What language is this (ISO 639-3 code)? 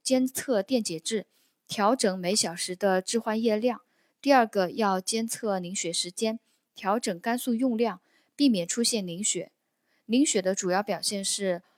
zho